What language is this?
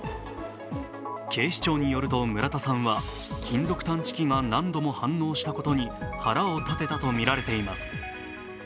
Japanese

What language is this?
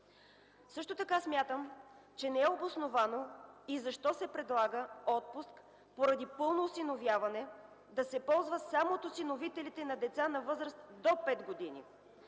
Bulgarian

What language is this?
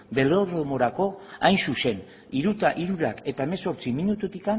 Basque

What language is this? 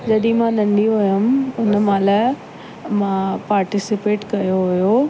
Sindhi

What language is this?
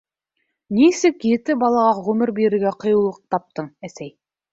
Bashkir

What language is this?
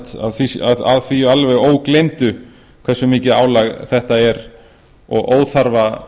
Icelandic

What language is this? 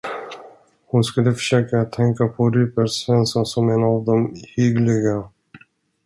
Swedish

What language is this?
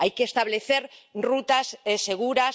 Spanish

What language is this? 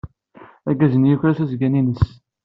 Kabyle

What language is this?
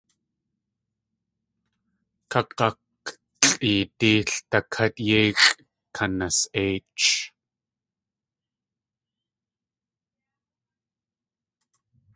Tlingit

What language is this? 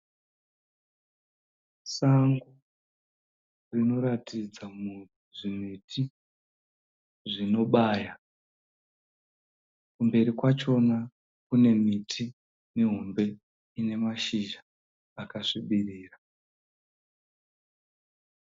Shona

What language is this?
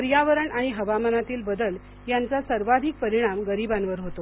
Marathi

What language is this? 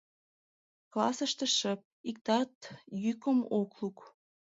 Mari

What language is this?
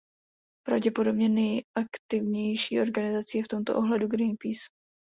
Czech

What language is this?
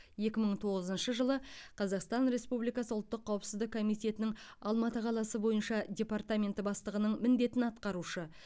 Kazakh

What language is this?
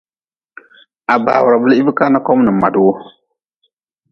Nawdm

